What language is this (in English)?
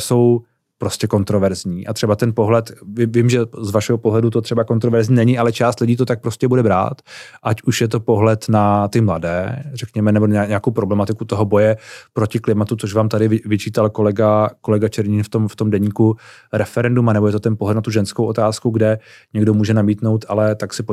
Czech